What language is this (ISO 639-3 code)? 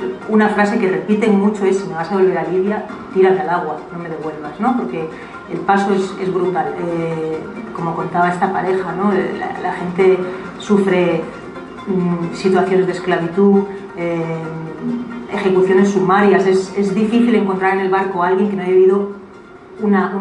spa